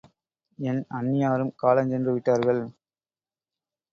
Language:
Tamil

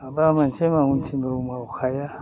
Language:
Bodo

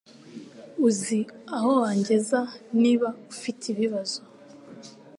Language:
Kinyarwanda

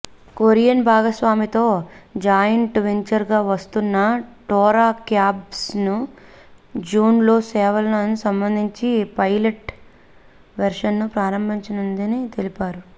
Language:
Telugu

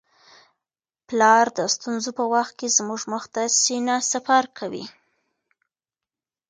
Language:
Pashto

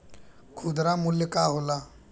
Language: Bhojpuri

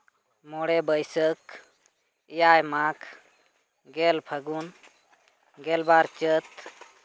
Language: Santali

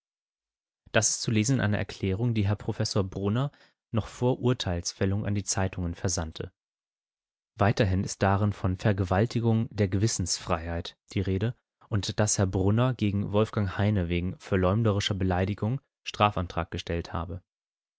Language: German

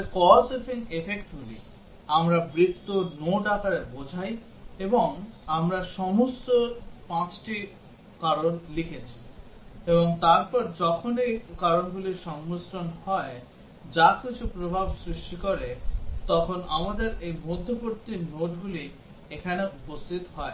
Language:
Bangla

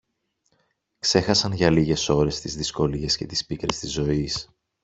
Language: Greek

